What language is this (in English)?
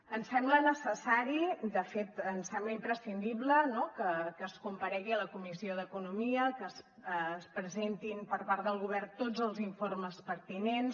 Catalan